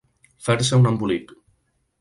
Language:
Catalan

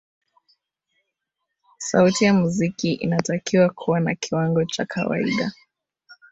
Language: Swahili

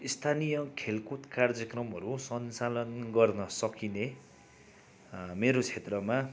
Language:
Nepali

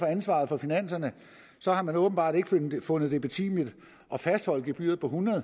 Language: Danish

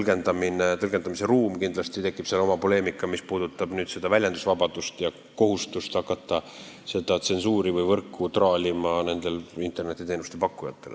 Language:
Estonian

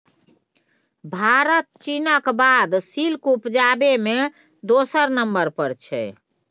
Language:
Maithili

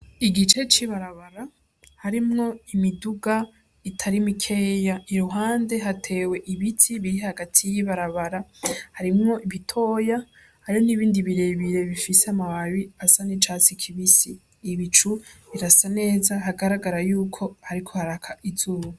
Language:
Rundi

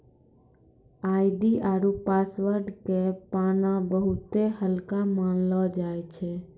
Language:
Maithili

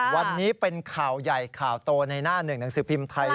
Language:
Thai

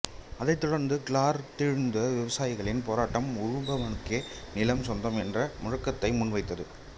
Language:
Tamil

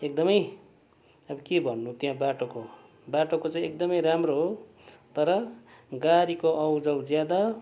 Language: Nepali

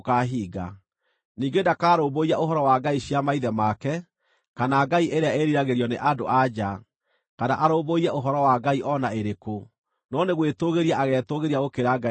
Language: Kikuyu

